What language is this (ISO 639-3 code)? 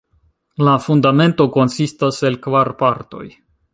epo